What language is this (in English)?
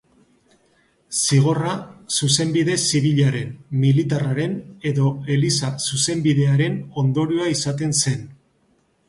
Basque